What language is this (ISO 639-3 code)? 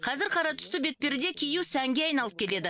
kaz